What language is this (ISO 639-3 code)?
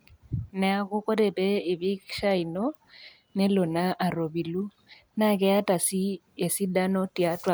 mas